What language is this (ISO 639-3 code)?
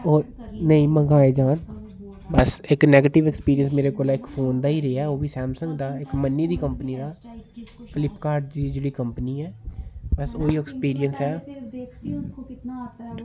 doi